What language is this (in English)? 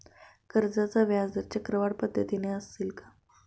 Marathi